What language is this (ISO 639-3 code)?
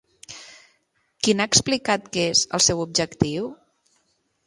cat